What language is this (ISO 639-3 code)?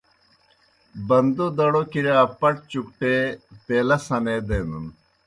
plk